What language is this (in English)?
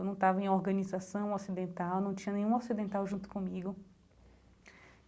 Portuguese